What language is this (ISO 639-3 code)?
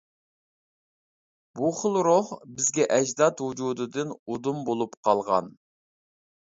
uig